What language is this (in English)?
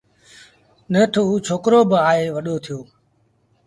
Sindhi Bhil